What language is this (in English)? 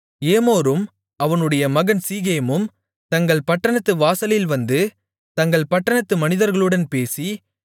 Tamil